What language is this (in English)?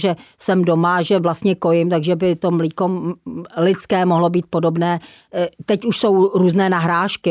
Czech